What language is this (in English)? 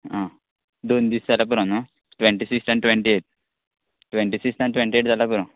Konkani